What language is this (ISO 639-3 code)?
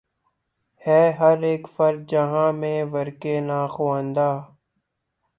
urd